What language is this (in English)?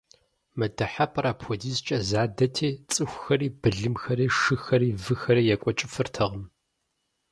Kabardian